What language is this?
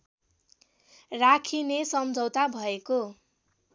Nepali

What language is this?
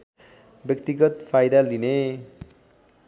Nepali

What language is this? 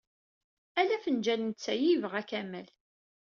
Kabyle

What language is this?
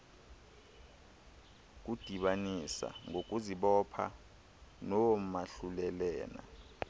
Xhosa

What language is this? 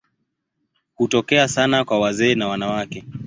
Swahili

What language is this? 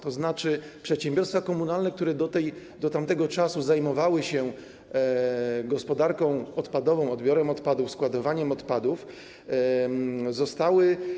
Polish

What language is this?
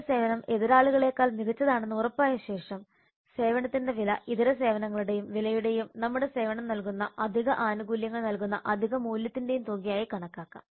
Malayalam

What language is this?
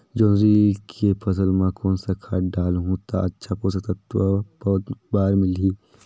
Chhattisgarhi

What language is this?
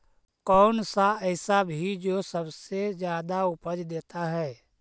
Magahi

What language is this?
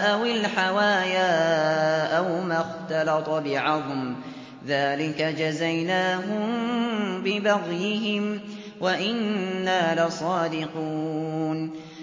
Arabic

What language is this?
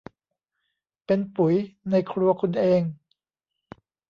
Thai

